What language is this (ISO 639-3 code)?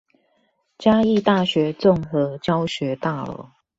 zho